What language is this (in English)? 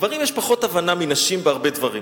Hebrew